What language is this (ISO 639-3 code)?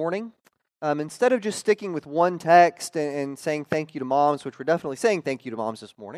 eng